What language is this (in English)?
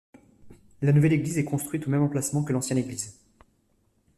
French